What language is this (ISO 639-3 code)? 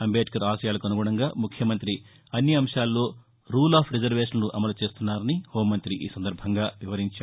tel